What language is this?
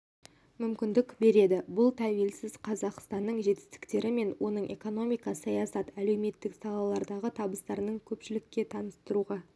Kazakh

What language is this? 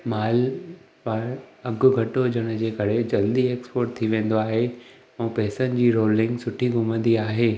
Sindhi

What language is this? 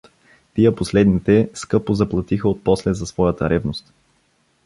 Bulgarian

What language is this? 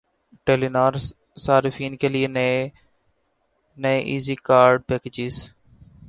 Urdu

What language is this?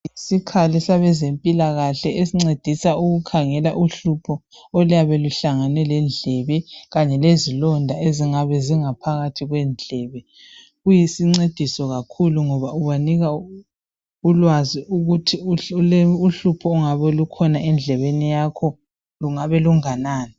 North Ndebele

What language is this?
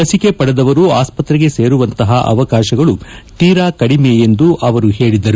Kannada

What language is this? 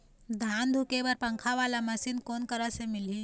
Chhattisgarhi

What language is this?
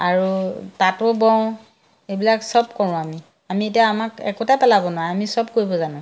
Assamese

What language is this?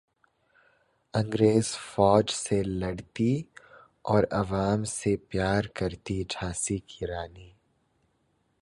Urdu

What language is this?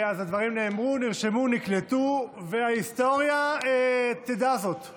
Hebrew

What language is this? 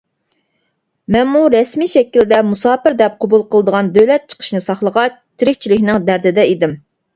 Uyghur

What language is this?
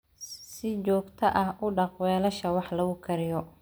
Somali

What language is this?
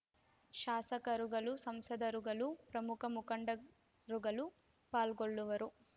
Kannada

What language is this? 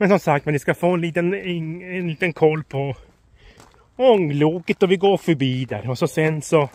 Swedish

